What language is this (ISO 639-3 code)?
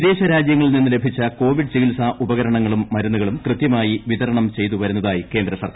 mal